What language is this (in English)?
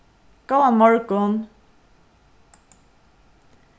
Faroese